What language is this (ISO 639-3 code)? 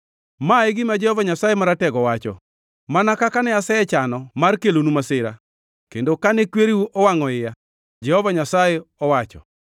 luo